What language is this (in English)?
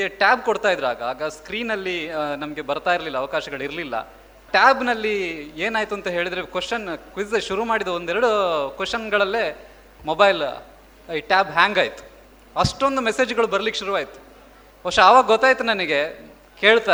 Kannada